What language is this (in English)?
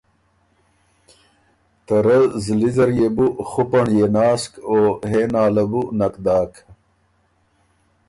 Ormuri